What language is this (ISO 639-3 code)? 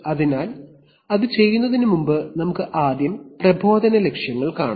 mal